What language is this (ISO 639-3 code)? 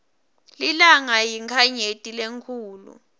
ssw